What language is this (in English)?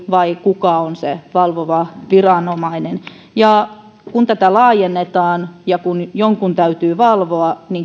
Finnish